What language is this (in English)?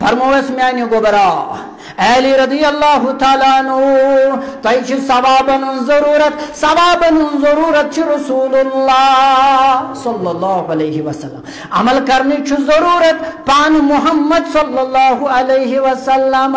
Arabic